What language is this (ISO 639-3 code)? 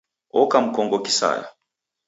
dav